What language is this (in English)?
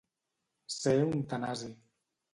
Catalan